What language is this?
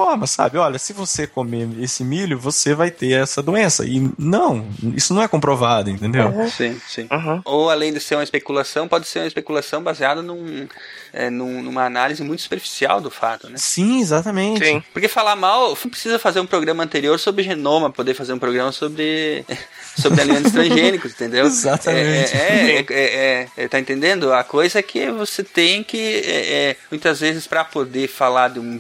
Portuguese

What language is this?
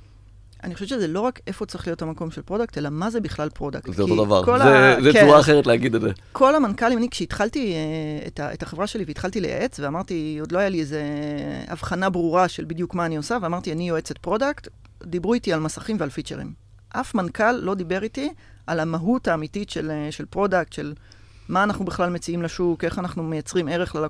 Hebrew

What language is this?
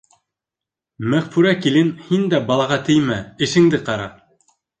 Bashkir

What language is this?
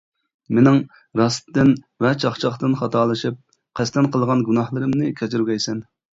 Uyghur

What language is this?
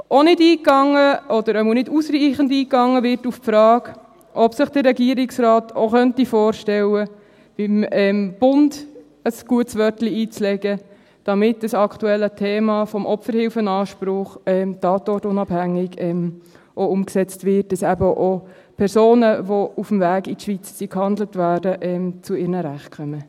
Swiss German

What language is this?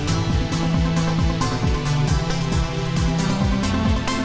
Indonesian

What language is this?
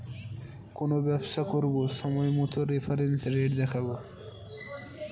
Bangla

